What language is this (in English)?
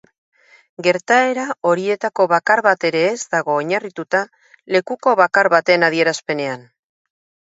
Basque